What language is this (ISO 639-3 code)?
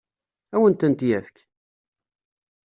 kab